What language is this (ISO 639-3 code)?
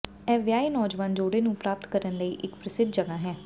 pan